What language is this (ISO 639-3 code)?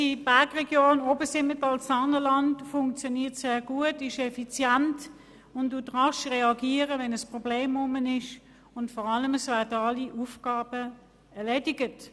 gsw